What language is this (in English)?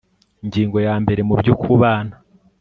Kinyarwanda